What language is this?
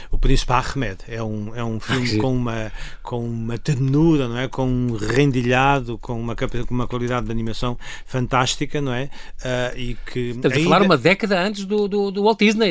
Portuguese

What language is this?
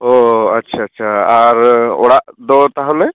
Santali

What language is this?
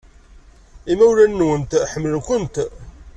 Kabyle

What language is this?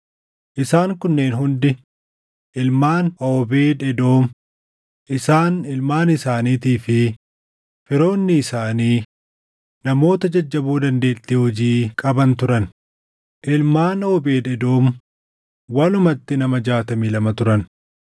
Oromo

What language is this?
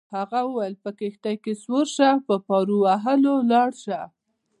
Pashto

